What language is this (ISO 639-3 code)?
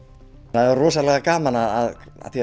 isl